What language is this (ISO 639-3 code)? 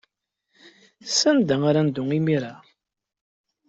kab